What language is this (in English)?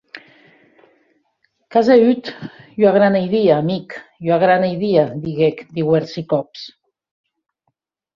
Occitan